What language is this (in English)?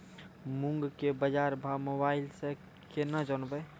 Maithili